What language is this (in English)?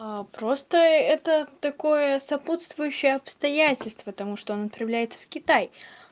Russian